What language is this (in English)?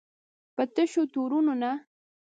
Pashto